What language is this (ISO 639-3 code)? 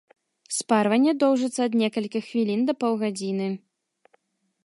bel